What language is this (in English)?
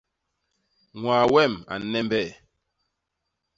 Basaa